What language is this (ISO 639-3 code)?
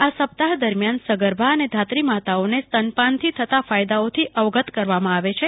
guj